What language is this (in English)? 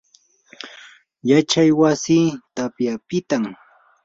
Yanahuanca Pasco Quechua